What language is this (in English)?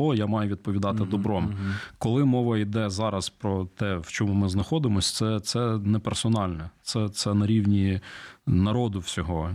Ukrainian